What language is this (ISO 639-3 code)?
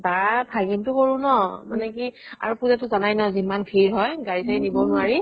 asm